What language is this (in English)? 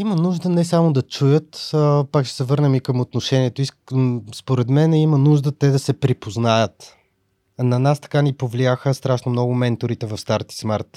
Bulgarian